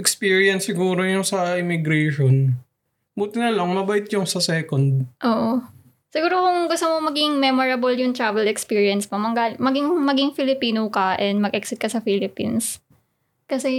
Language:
Filipino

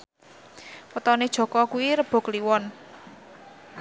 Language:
Javanese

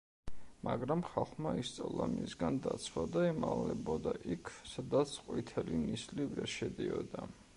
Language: Georgian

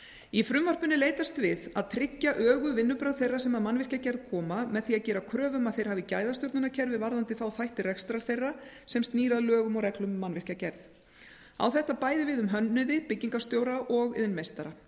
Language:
Icelandic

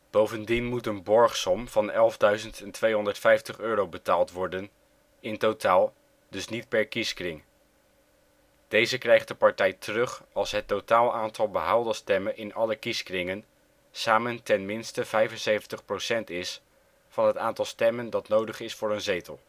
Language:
Dutch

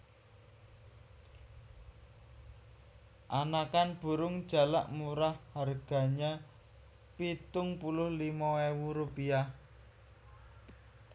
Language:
Javanese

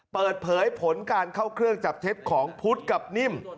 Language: Thai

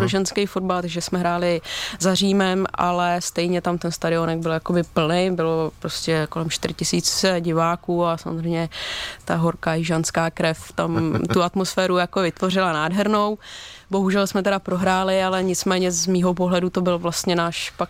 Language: Czech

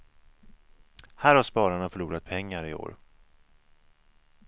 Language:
Swedish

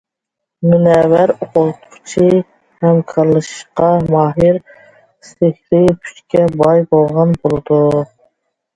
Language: Uyghur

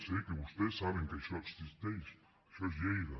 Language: Catalan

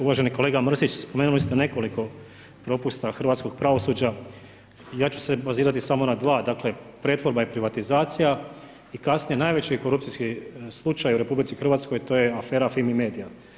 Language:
Croatian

